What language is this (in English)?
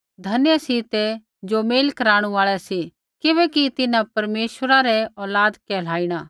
Kullu Pahari